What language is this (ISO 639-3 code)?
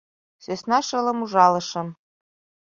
chm